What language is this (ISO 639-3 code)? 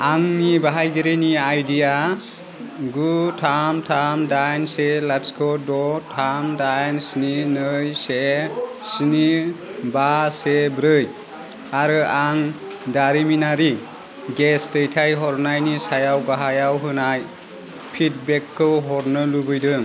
brx